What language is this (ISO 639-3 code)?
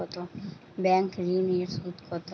ben